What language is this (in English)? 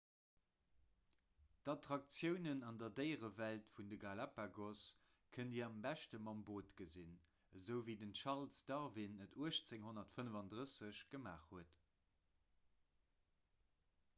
Luxembourgish